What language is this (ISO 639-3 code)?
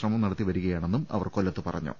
mal